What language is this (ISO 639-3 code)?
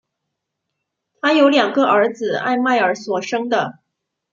zho